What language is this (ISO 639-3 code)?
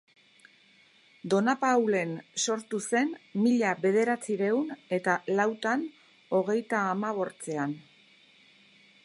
eus